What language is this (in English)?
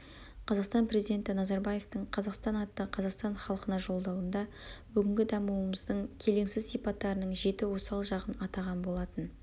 Kazakh